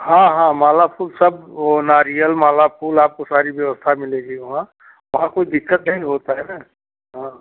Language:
Hindi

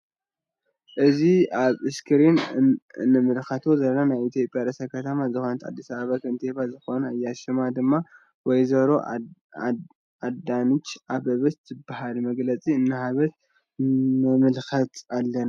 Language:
Tigrinya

